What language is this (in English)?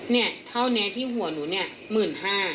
Thai